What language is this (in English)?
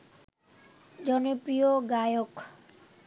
Bangla